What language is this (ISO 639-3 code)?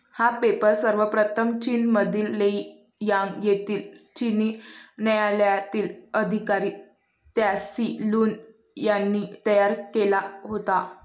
mar